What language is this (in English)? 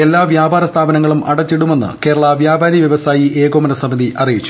Malayalam